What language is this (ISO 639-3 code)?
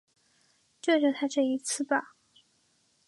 zho